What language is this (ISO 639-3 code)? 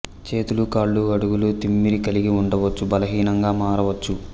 tel